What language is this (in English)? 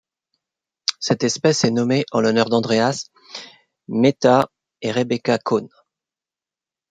French